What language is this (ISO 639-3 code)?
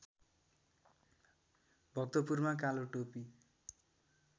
nep